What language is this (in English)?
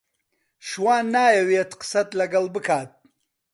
Central Kurdish